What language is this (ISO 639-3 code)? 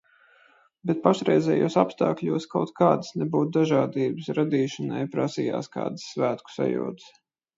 lav